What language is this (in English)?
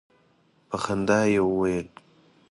Pashto